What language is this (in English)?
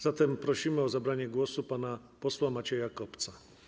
Polish